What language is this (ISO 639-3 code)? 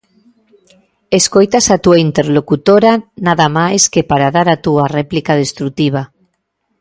glg